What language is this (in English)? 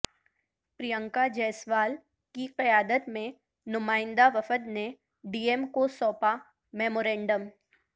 Urdu